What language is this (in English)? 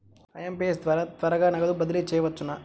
Telugu